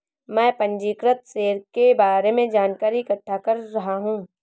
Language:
Hindi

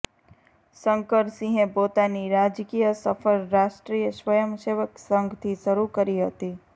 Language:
Gujarati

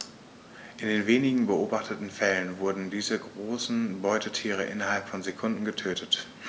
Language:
German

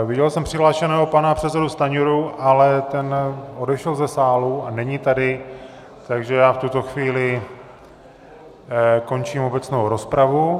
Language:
Czech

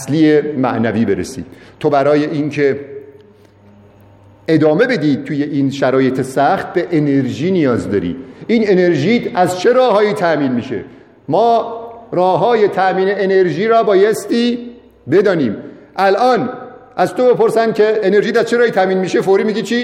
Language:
Persian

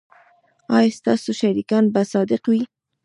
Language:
Pashto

